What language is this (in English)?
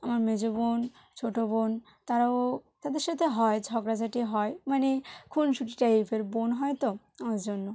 Bangla